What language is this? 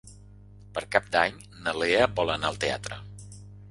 Catalan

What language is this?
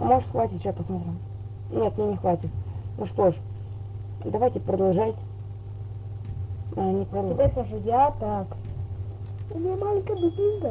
Russian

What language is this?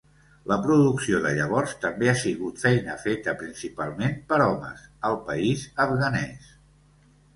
Catalan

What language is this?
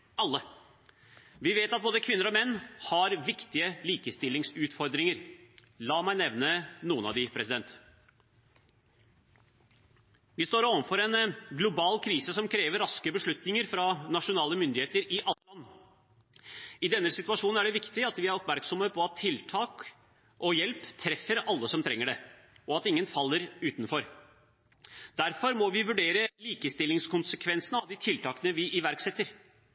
Norwegian Bokmål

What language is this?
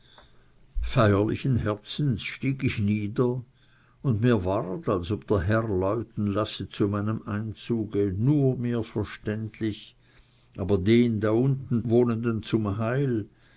German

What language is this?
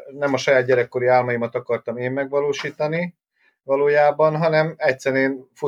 Hungarian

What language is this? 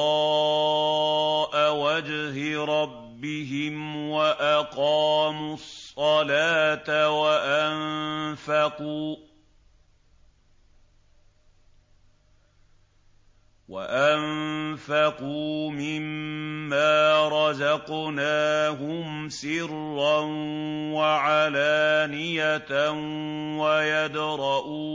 Arabic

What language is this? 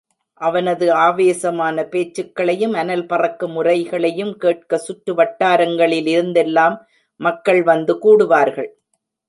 Tamil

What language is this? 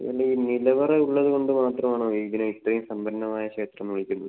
Malayalam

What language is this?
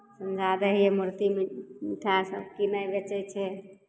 Maithili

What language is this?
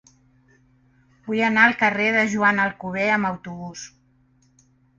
Catalan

